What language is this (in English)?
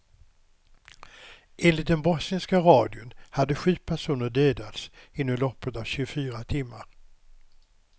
Swedish